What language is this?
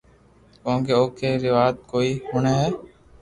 Loarki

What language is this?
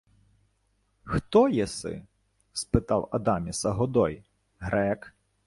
Ukrainian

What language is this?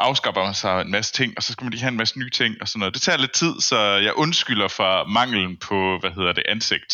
Danish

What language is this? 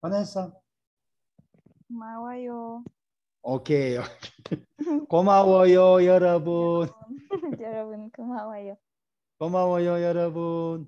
Korean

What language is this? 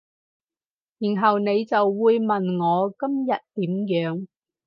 Cantonese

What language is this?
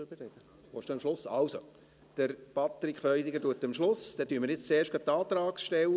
Swiss German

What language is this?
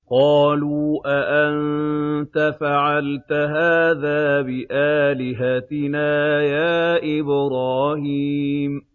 Arabic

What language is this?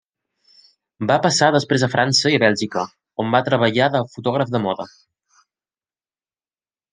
Catalan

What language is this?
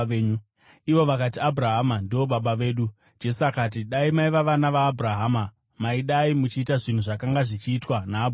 Shona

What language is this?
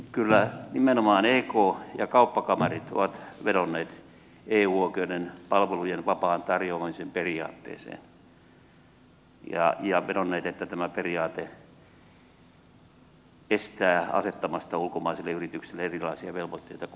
Finnish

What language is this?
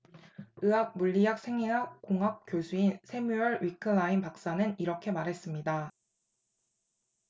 Korean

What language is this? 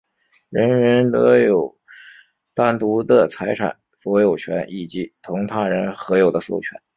Chinese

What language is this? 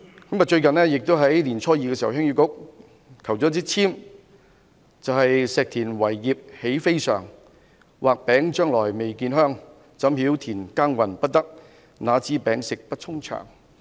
Cantonese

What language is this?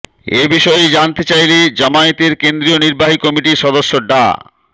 Bangla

